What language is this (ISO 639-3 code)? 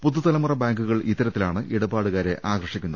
mal